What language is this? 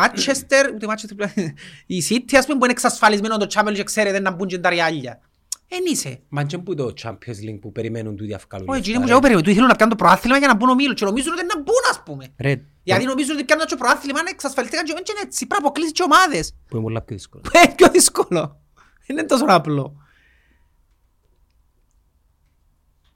Greek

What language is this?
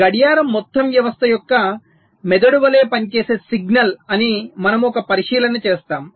Telugu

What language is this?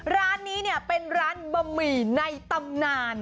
Thai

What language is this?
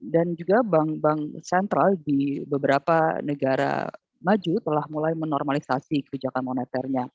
Indonesian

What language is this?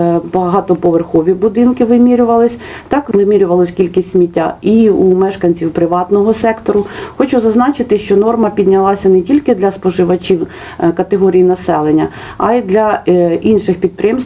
Ukrainian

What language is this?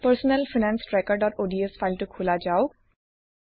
Assamese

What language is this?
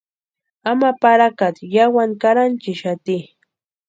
Western Highland Purepecha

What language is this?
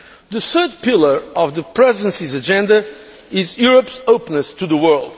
English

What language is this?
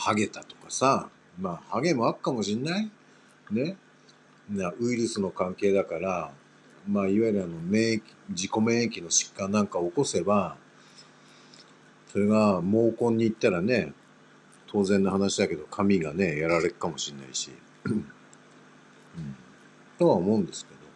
Japanese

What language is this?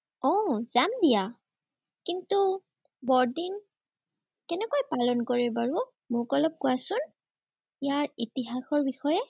Assamese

